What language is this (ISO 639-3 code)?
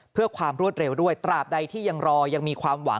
tha